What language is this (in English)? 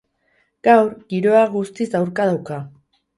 Basque